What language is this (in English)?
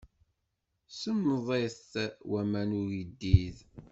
Kabyle